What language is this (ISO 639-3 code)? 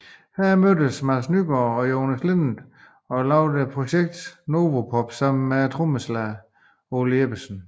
dan